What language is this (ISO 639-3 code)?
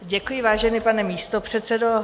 ces